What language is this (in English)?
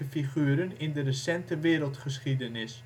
Dutch